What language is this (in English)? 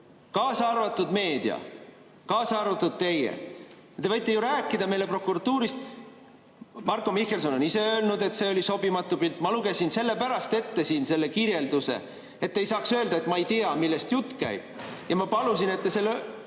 Estonian